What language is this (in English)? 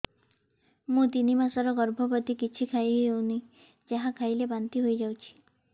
Odia